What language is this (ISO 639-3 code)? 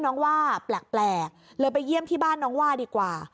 tha